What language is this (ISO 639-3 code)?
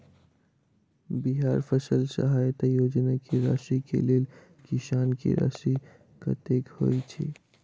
mai